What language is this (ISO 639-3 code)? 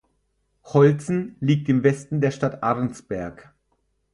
deu